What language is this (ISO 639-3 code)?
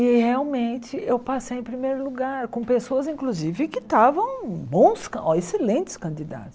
por